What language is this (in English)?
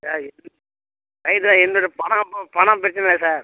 Tamil